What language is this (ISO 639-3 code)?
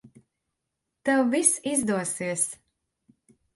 lav